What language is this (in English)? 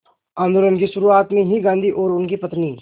Hindi